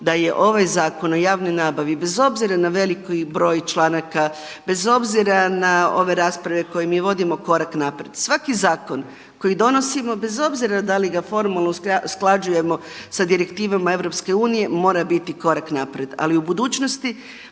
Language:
Croatian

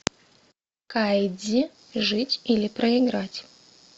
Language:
Russian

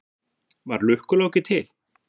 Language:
Icelandic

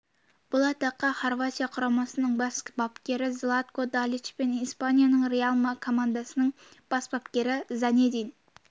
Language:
Kazakh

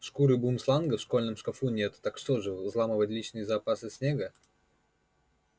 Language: Russian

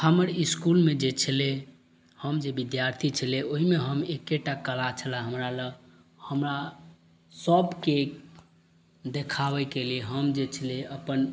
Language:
Maithili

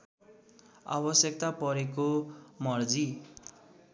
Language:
Nepali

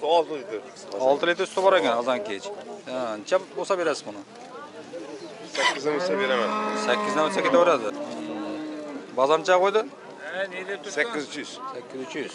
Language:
Turkish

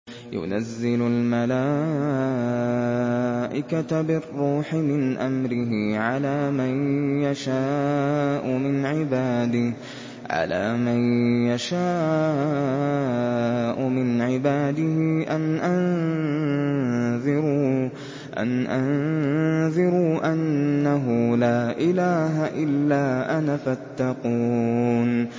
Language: Arabic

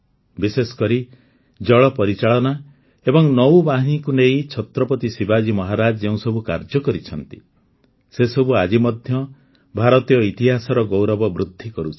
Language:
Odia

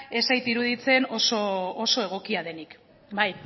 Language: Basque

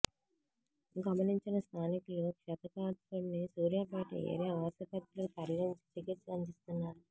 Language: Telugu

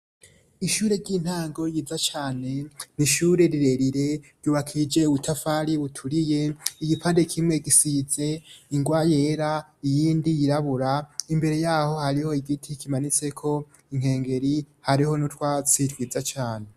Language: Rundi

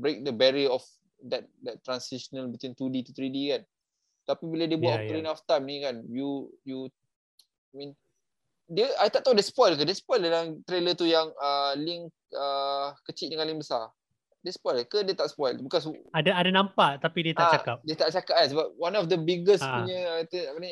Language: Malay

